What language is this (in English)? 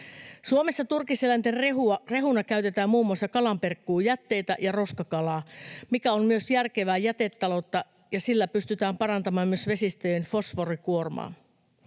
Finnish